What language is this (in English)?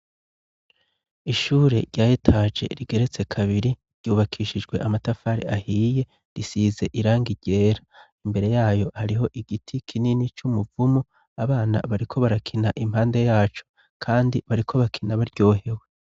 Rundi